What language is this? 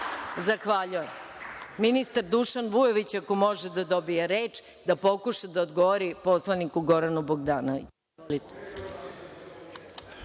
Serbian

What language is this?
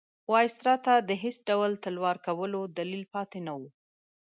Pashto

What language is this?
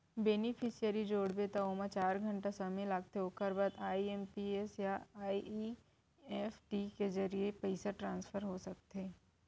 Chhattisgarhi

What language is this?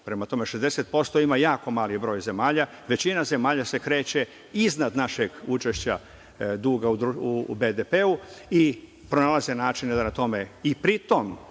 Serbian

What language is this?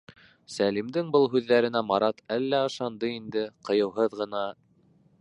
Bashkir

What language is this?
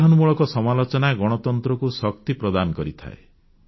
Odia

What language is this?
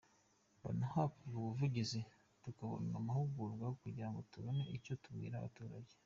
Kinyarwanda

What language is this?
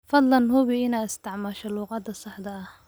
Somali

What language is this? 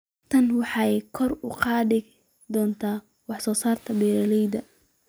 Somali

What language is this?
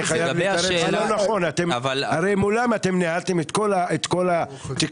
Hebrew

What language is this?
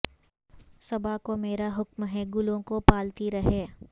Urdu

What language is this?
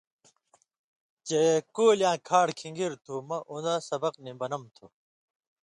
Indus Kohistani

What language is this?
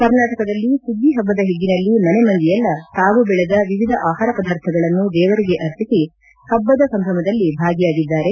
Kannada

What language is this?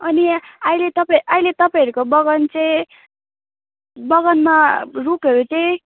Nepali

